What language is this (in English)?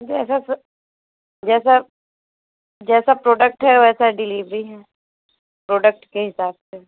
Hindi